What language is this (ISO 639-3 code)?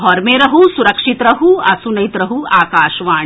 mai